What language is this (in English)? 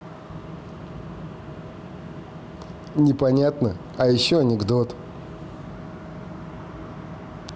Russian